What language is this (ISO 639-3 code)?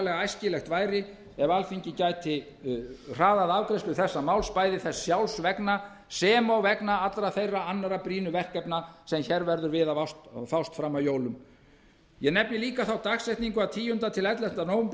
isl